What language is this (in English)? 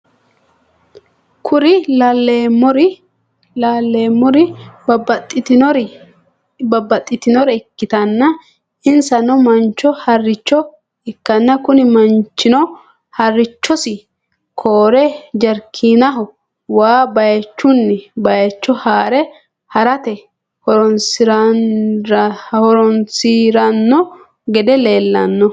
Sidamo